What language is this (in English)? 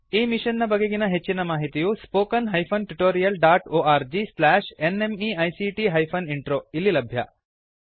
Kannada